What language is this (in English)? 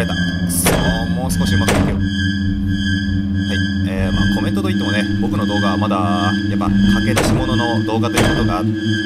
Japanese